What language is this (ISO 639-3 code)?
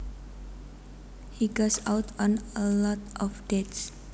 jav